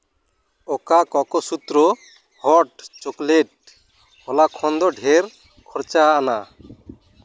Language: Santali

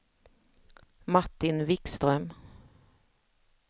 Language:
Swedish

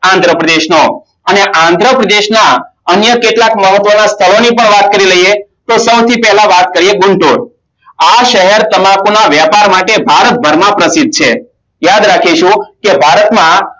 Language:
Gujarati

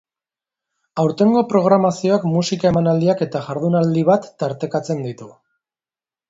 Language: Basque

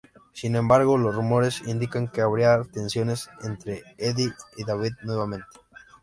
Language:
Spanish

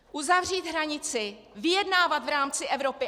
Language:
Czech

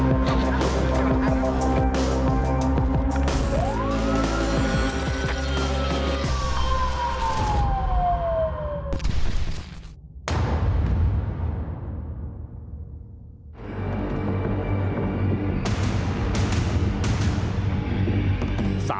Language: Thai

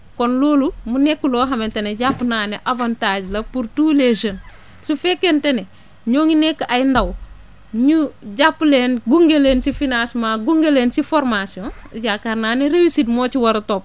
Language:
Wolof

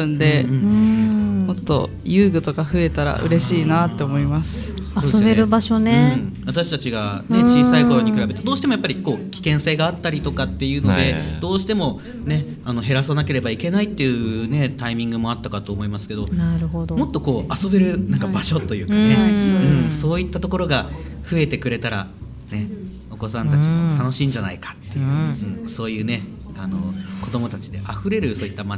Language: Japanese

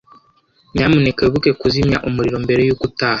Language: Kinyarwanda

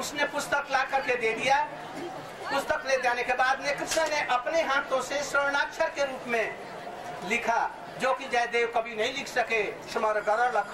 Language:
Hindi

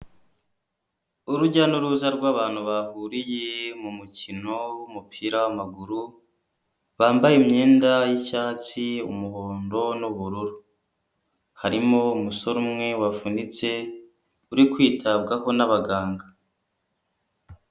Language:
Kinyarwanda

